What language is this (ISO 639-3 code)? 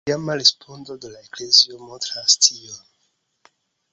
epo